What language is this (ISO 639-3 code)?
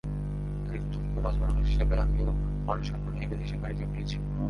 ben